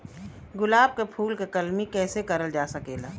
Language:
Bhojpuri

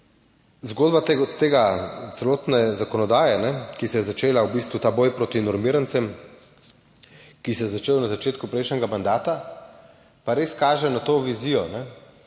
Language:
Slovenian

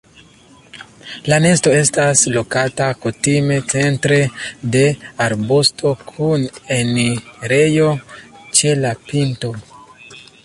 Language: Esperanto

